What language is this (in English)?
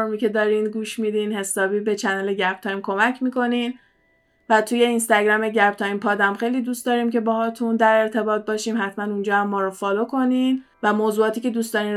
Persian